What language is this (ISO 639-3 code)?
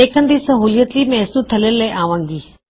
pan